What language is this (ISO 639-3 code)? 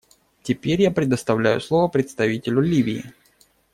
rus